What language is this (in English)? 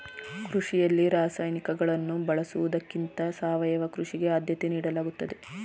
Kannada